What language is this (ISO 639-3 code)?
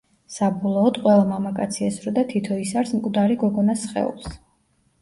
kat